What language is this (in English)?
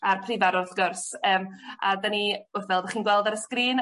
Welsh